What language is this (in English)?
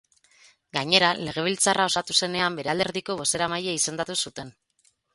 Basque